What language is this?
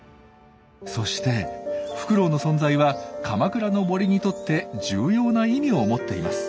Japanese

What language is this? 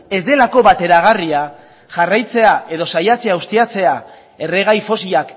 Basque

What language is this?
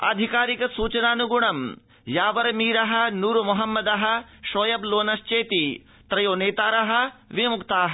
Sanskrit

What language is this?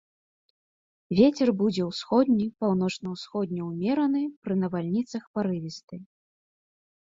Belarusian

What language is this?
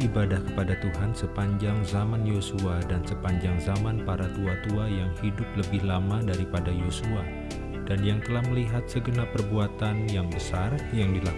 Indonesian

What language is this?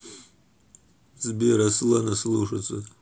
Russian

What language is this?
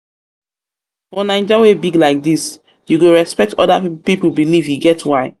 Nigerian Pidgin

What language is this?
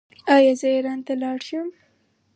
Pashto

